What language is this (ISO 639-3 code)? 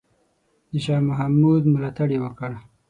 pus